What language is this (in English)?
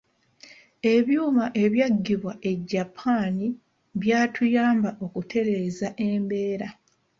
Ganda